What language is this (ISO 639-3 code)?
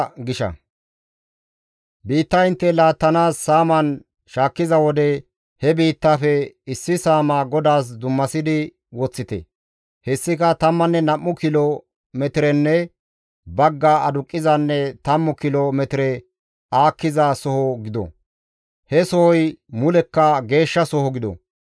gmv